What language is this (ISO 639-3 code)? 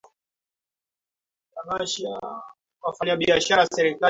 swa